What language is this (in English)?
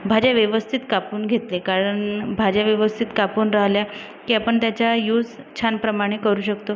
Marathi